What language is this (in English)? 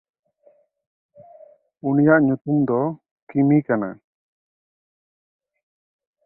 Santali